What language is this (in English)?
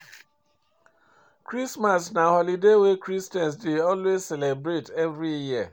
Nigerian Pidgin